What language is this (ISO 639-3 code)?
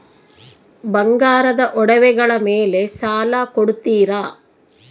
kan